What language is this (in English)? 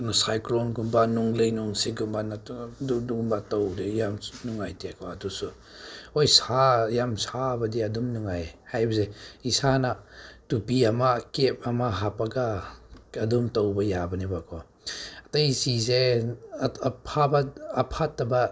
Manipuri